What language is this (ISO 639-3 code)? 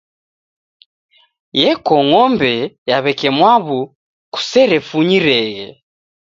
dav